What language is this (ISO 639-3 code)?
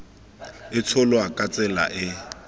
tsn